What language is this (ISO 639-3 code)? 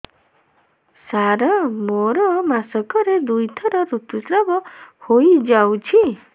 ori